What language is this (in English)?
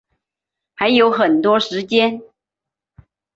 Chinese